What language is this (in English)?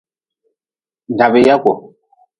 Nawdm